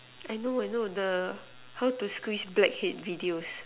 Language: English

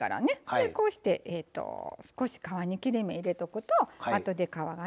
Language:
Japanese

